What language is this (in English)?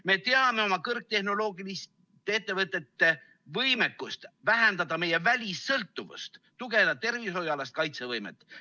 Estonian